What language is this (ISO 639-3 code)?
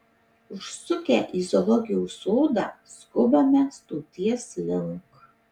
lit